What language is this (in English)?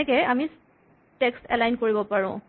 Assamese